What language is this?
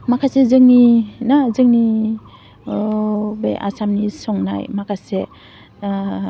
Bodo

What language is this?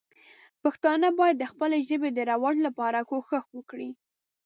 Pashto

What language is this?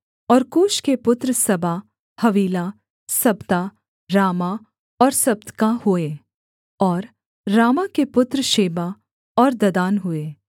Hindi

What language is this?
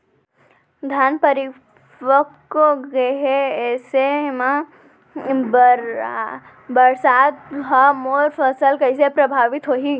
Chhattisgarhi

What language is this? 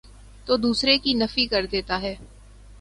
Urdu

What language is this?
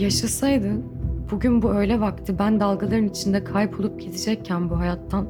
Turkish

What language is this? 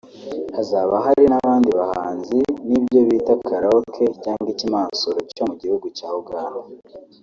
Kinyarwanda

